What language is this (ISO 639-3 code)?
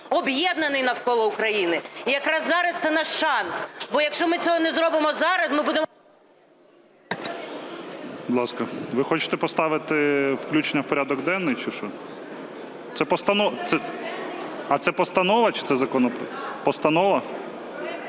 ukr